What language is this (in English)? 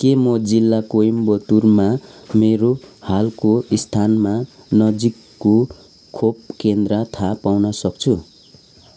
Nepali